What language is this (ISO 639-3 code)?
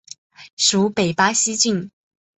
zho